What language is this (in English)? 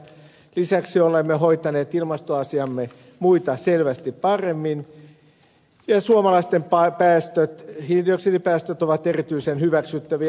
Finnish